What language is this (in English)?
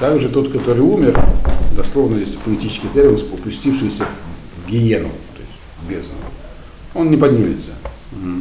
Russian